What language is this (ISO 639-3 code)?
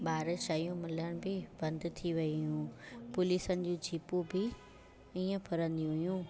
snd